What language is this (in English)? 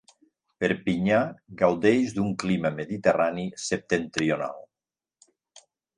Catalan